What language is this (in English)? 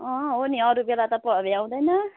Nepali